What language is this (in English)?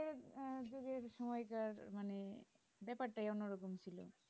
Bangla